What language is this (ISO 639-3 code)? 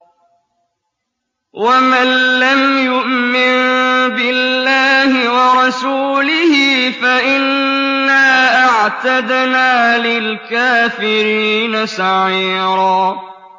ara